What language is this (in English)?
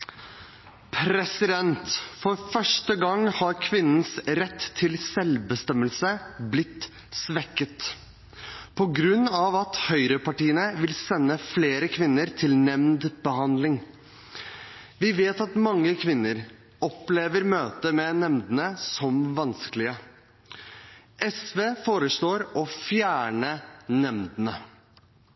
Norwegian